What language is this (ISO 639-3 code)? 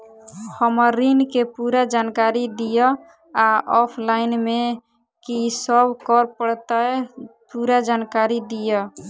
mai